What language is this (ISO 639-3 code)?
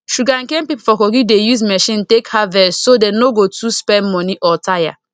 pcm